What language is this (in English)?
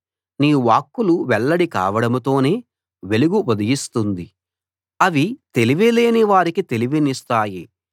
Telugu